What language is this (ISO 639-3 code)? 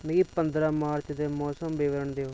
doi